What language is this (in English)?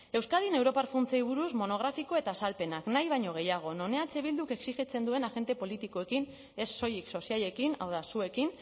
Basque